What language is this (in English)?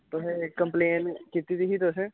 Dogri